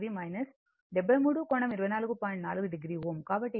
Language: Telugu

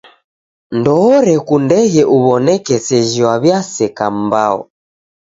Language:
Taita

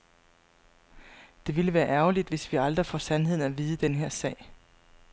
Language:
Danish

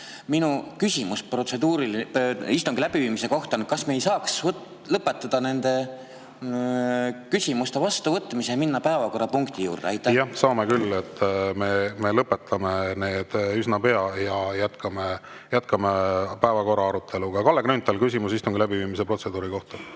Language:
Estonian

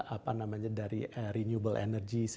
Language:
Indonesian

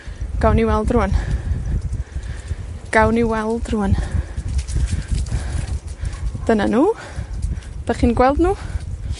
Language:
Welsh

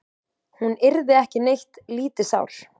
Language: Icelandic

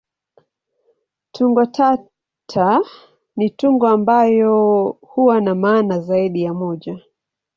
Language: Swahili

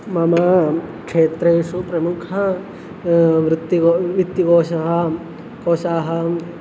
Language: Sanskrit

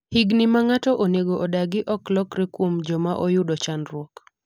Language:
Luo (Kenya and Tanzania)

